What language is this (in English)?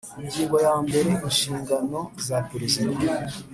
Kinyarwanda